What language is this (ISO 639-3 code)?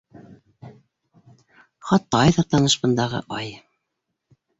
bak